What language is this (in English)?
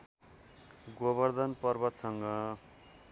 Nepali